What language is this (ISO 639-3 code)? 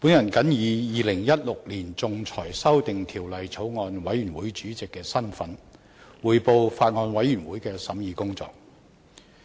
yue